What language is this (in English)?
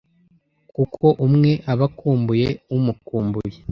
Kinyarwanda